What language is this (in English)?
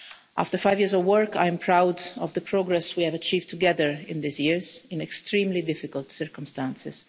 English